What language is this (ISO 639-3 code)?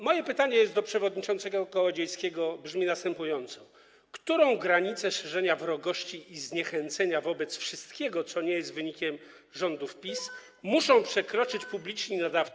pol